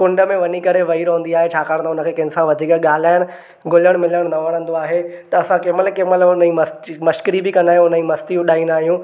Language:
Sindhi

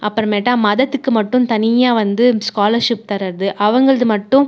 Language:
Tamil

